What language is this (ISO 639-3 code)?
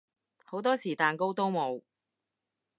yue